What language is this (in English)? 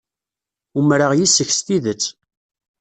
Kabyle